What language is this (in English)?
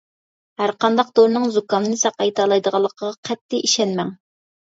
Uyghur